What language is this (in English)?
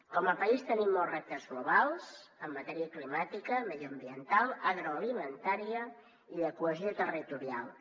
Catalan